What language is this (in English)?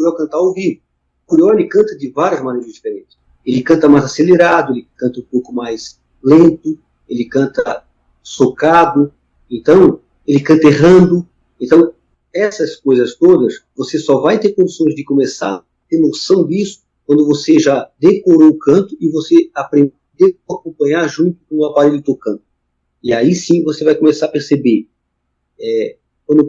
Portuguese